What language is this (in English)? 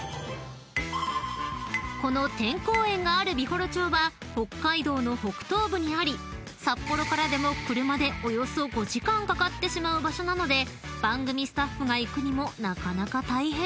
Japanese